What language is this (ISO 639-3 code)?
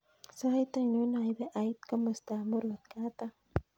kln